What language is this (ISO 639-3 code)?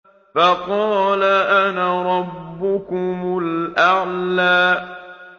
ara